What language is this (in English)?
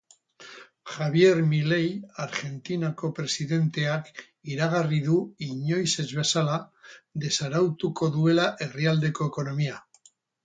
Basque